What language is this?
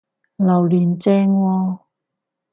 Cantonese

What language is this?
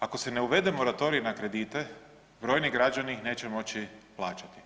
Croatian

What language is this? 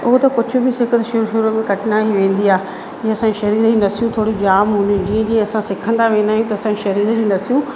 Sindhi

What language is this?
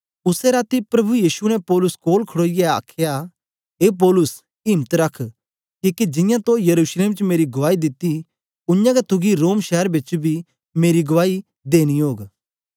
Dogri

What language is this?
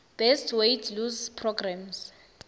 Swati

